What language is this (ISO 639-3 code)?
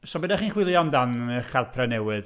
cym